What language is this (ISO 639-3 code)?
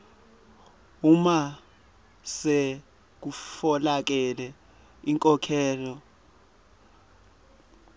ssw